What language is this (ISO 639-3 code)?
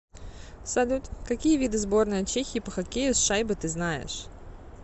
rus